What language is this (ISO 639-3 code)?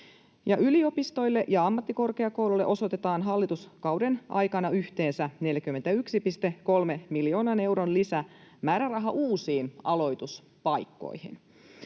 fin